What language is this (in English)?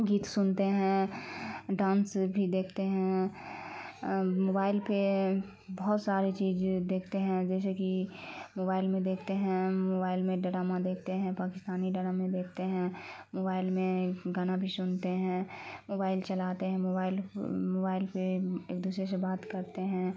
Urdu